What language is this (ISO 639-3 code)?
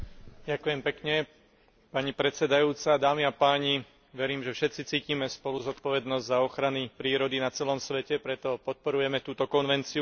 slk